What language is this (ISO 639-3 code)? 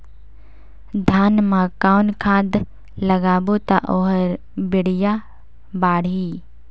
hne